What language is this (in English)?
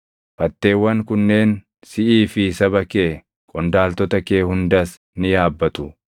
Oromo